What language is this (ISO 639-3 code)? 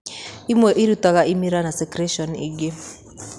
kik